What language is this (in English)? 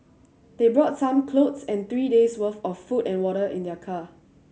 English